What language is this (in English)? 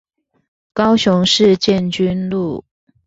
Chinese